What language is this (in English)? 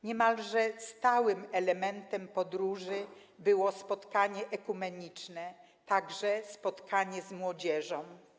Polish